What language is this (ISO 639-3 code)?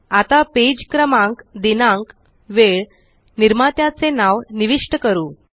mar